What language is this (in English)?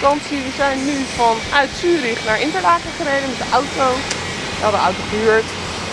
Dutch